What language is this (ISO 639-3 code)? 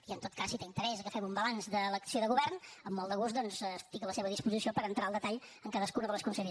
cat